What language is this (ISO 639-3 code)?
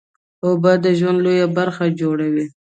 pus